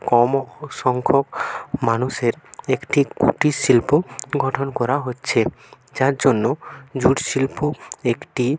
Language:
Bangla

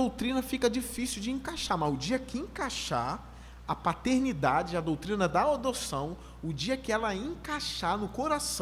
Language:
Portuguese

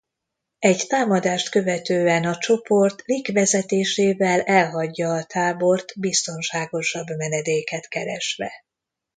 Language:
Hungarian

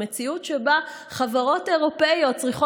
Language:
Hebrew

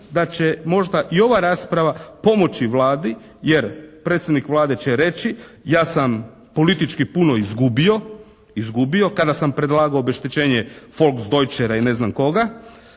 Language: Croatian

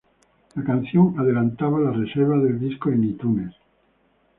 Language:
Spanish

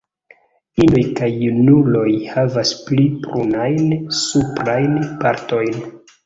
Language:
Esperanto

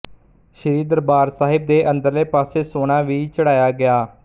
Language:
Punjabi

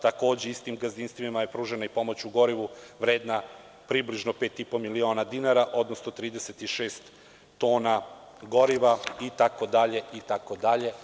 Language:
Serbian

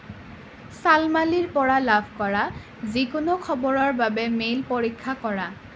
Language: Assamese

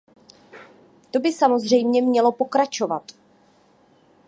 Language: Czech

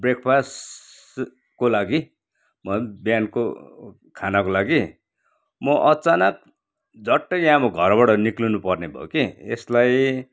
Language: Nepali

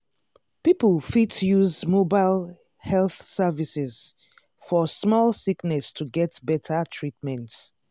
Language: Nigerian Pidgin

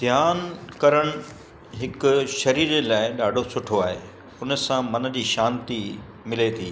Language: Sindhi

